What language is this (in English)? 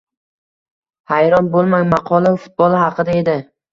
Uzbek